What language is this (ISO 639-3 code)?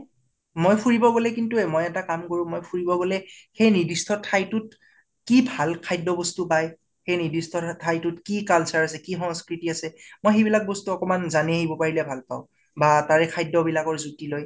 asm